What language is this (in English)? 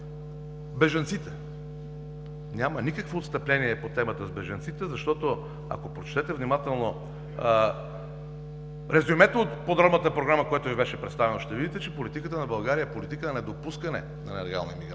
Bulgarian